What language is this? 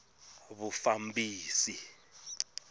Tsonga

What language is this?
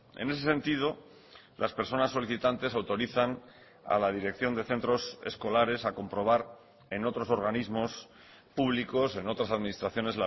Spanish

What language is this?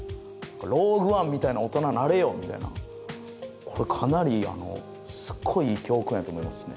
Japanese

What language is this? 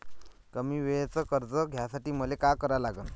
Marathi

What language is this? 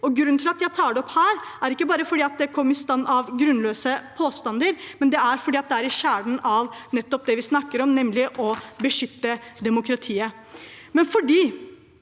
Norwegian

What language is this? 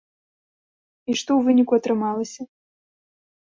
Belarusian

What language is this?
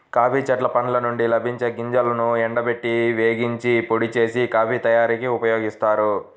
Telugu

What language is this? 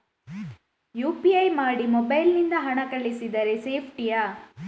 Kannada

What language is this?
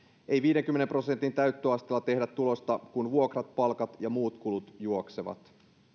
Finnish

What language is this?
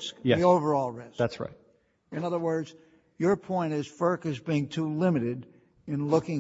English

